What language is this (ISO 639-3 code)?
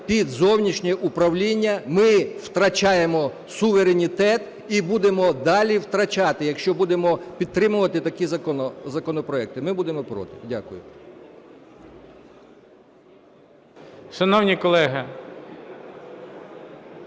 ukr